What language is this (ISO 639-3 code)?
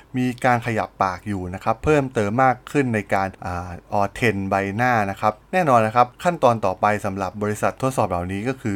tha